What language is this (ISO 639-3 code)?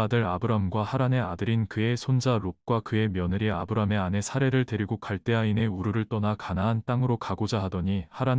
kor